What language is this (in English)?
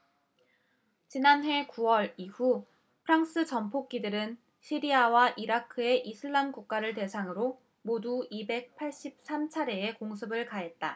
Korean